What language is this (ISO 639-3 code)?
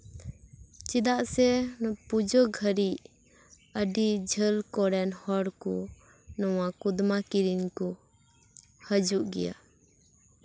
sat